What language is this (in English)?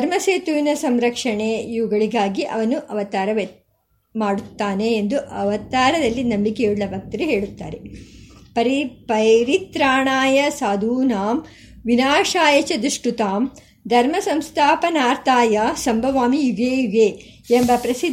Kannada